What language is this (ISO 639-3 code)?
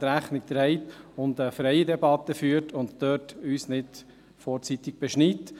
gsw